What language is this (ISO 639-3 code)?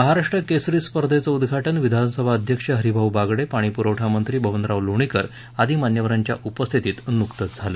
mar